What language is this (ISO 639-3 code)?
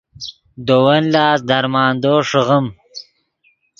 ydg